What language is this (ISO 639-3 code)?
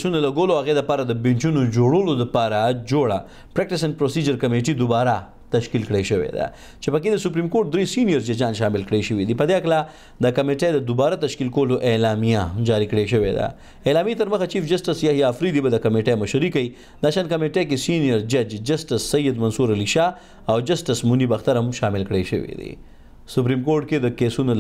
ita